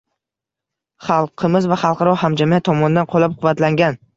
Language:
Uzbek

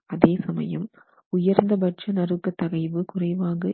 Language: Tamil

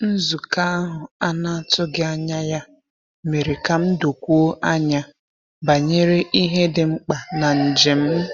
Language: Igbo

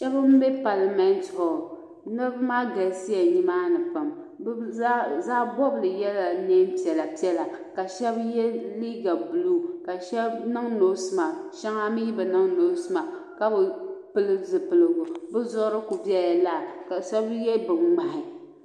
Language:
Dagbani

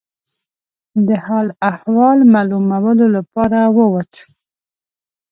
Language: Pashto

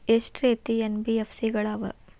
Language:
Kannada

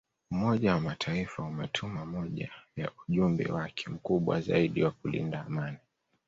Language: Swahili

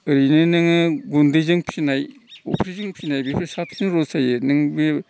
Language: Bodo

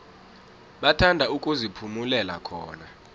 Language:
South Ndebele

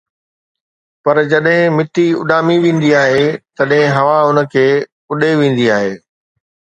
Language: Sindhi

